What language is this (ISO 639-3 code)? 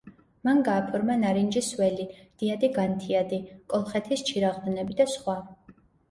kat